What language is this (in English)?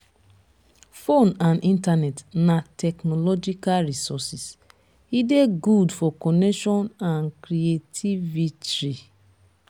Nigerian Pidgin